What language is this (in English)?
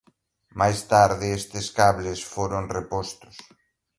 Galician